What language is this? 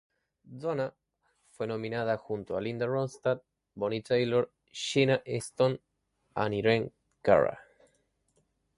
Spanish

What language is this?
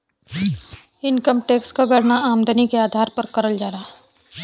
Bhojpuri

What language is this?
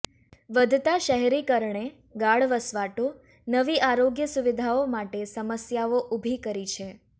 Gujarati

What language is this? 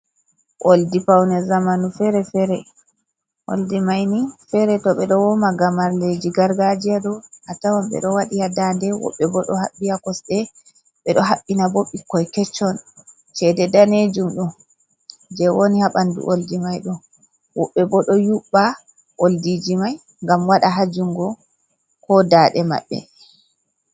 Fula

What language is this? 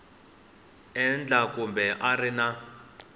Tsonga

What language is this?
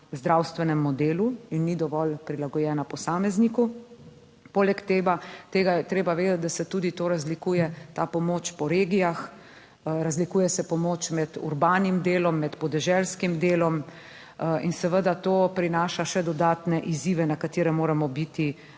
Slovenian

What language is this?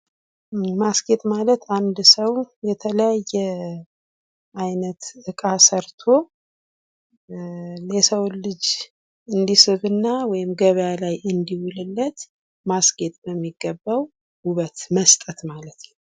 Amharic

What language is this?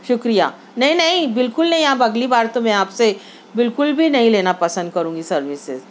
Urdu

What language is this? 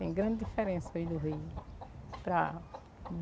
Portuguese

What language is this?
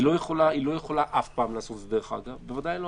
Hebrew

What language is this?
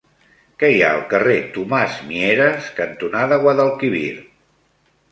Catalan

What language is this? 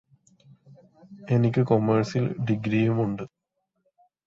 Malayalam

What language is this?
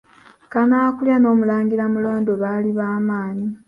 Ganda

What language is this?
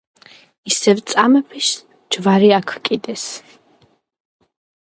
Georgian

